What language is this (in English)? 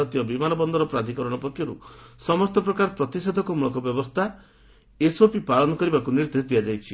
Odia